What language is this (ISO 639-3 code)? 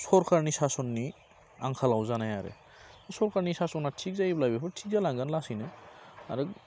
brx